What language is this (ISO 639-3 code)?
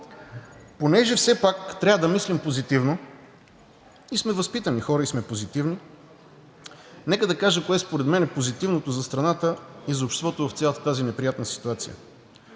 bul